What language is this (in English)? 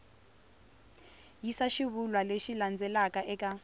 Tsonga